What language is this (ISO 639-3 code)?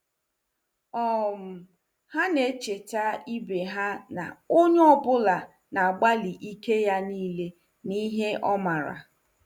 ibo